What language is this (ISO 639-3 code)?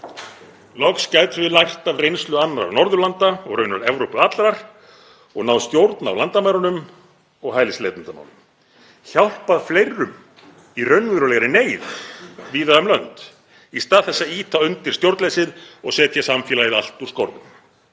isl